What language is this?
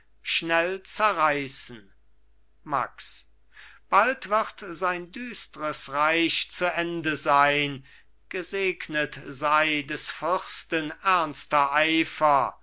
German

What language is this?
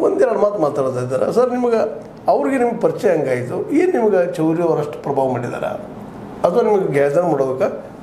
Kannada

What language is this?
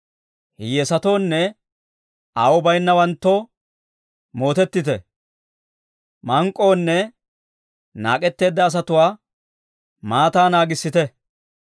Dawro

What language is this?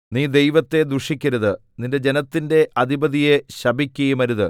Malayalam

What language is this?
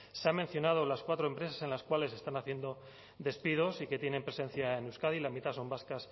Spanish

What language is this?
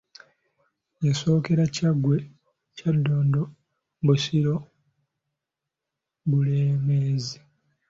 Ganda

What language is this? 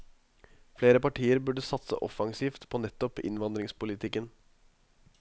Norwegian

